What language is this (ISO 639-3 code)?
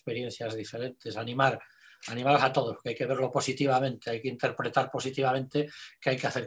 spa